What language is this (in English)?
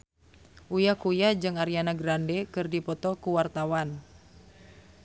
Sundanese